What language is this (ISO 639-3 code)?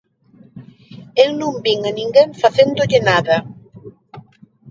glg